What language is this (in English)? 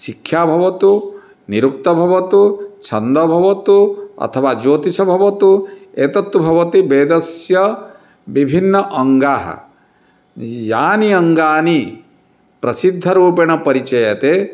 Sanskrit